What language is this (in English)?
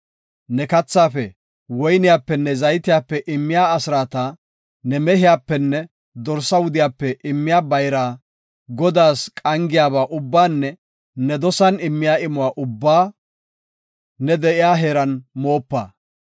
Gofa